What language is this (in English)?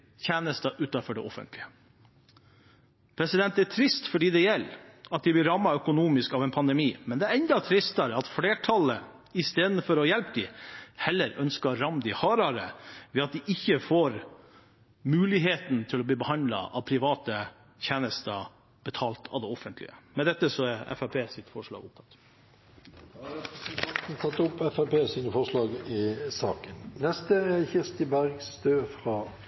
Norwegian